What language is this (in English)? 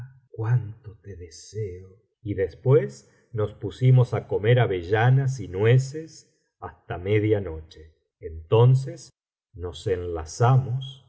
Spanish